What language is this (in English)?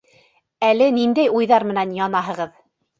Bashkir